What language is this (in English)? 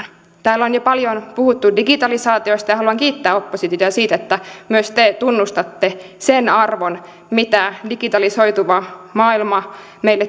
Finnish